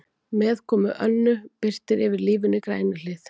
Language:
Icelandic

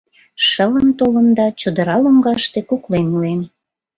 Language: Mari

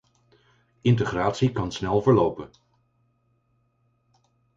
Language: Dutch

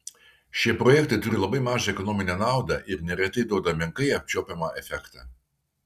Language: Lithuanian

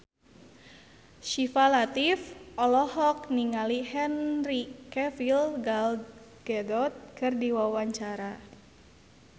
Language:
Sundanese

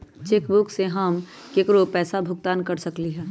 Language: Magahi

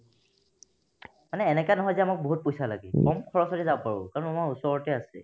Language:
Assamese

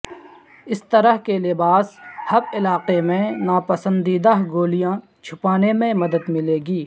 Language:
Urdu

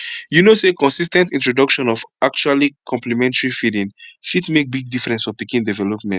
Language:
Nigerian Pidgin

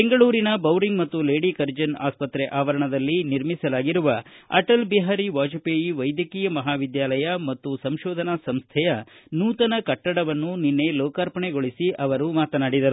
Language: Kannada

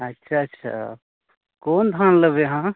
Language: Maithili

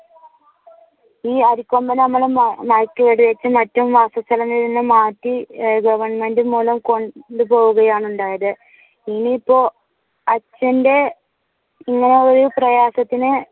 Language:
Malayalam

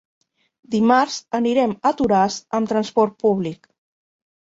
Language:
Catalan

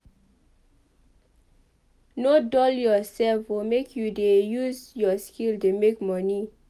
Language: Nigerian Pidgin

